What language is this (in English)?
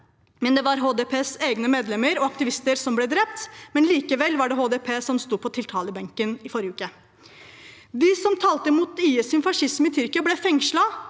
Norwegian